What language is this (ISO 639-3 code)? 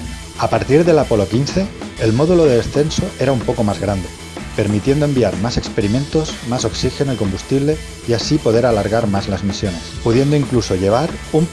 spa